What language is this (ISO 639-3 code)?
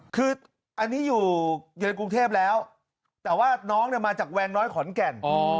tha